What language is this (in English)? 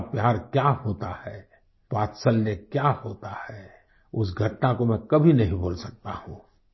Hindi